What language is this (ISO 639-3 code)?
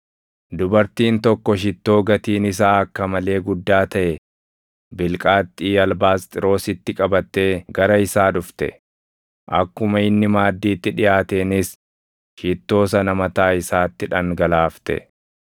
orm